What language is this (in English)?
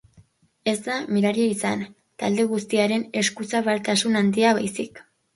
Basque